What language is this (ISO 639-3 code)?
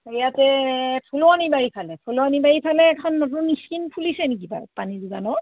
asm